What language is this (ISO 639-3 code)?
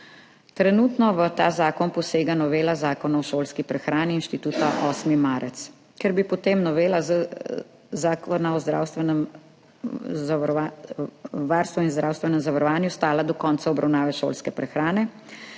slv